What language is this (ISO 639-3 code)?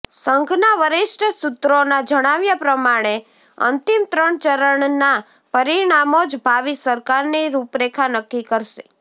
guj